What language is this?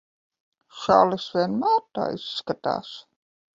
Latvian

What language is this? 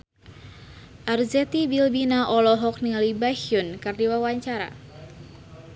Sundanese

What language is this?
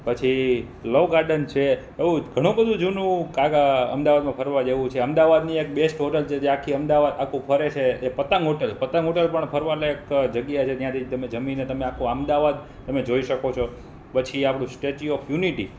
Gujarati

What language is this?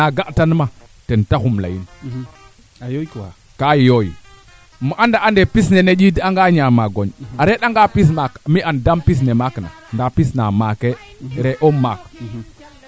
Serer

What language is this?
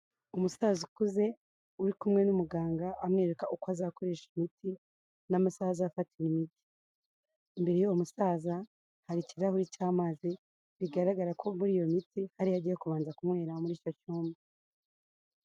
Kinyarwanda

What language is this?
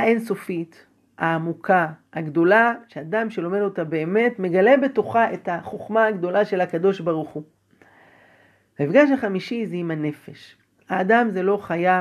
Hebrew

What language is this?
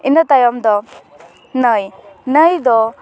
Santali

